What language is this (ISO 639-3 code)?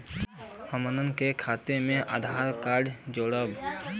bho